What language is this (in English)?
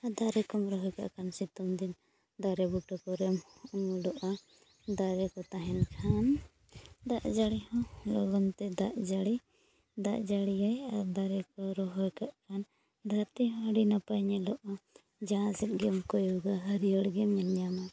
Santali